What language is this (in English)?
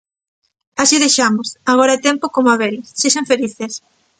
Galician